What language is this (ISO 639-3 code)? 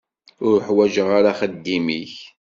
kab